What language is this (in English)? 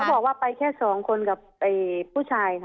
Thai